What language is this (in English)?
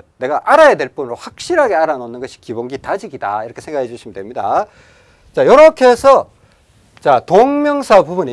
Korean